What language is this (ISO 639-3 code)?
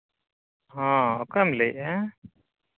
sat